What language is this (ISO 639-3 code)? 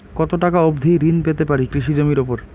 ben